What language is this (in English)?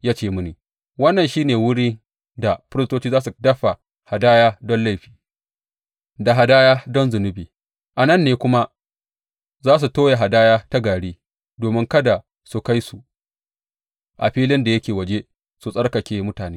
Hausa